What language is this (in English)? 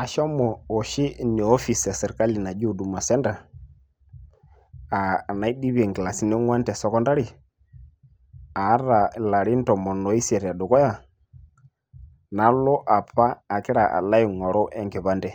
Masai